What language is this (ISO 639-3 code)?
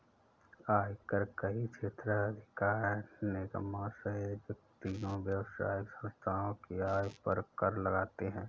hin